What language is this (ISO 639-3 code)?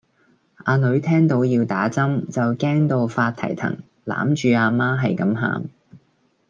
yue